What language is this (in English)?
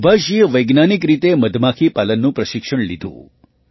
Gujarati